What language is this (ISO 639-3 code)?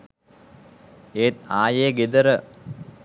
sin